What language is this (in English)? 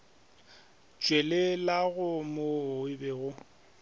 Northern Sotho